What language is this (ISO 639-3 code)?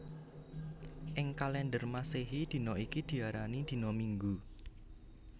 jav